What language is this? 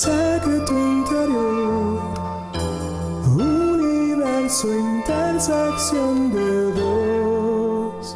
Korean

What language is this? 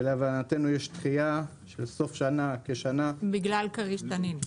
Hebrew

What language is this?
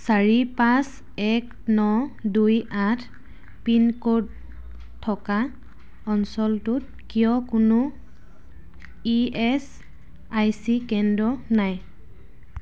Assamese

